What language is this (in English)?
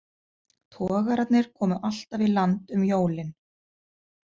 Icelandic